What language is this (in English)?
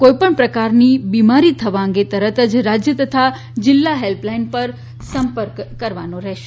Gujarati